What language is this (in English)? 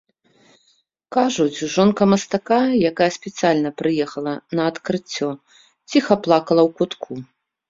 Belarusian